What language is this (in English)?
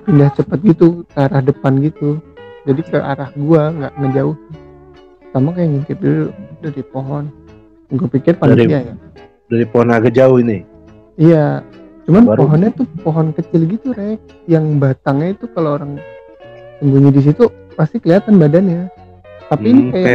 Indonesian